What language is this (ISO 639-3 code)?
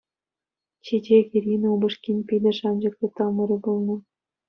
chv